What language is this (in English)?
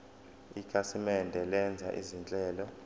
Zulu